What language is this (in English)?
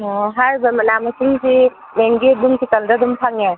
Manipuri